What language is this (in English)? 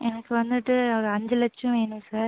Tamil